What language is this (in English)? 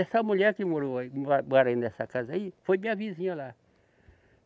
Portuguese